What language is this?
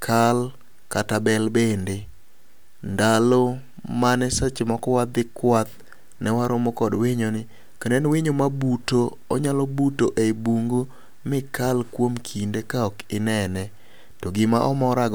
Luo (Kenya and Tanzania)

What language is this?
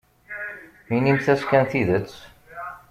Kabyle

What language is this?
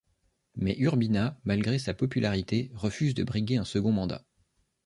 French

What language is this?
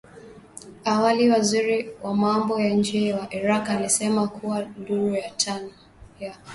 Swahili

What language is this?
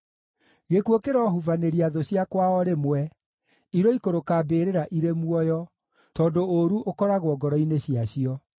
Kikuyu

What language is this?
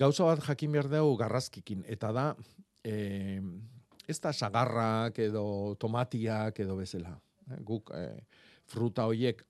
Spanish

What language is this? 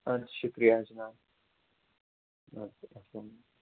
Kashmiri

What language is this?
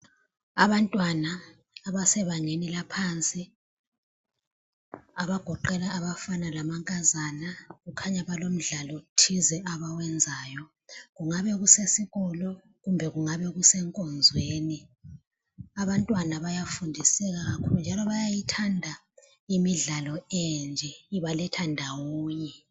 North Ndebele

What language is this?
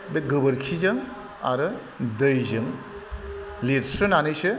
Bodo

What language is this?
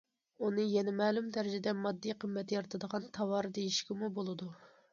Uyghur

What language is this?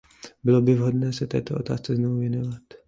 Czech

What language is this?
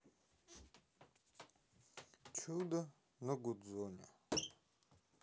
Russian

